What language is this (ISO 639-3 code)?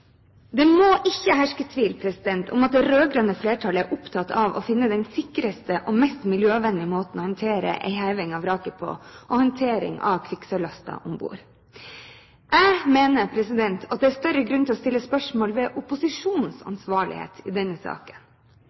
nob